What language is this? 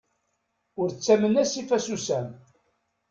Kabyle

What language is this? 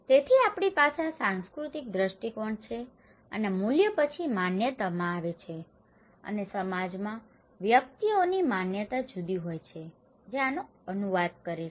Gujarati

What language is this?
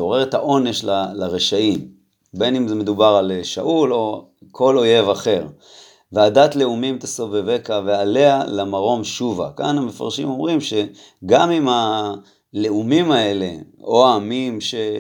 Hebrew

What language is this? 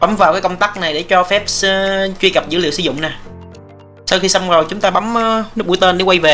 Vietnamese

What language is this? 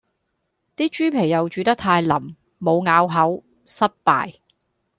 Cantonese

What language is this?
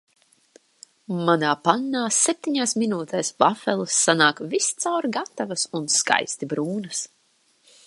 Latvian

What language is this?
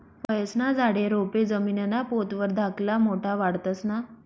Marathi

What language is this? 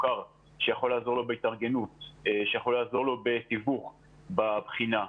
Hebrew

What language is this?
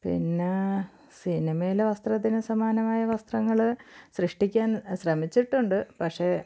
Malayalam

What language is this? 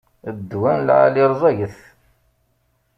Kabyle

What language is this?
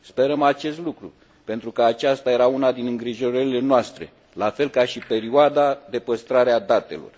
Romanian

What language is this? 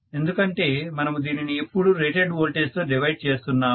Telugu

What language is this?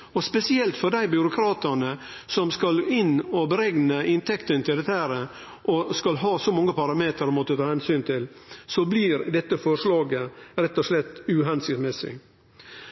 Norwegian Nynorsk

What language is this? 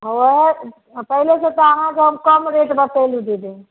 Maithili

